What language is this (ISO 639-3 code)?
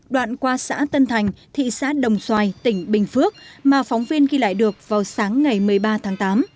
vie